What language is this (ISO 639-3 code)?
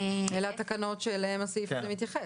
heb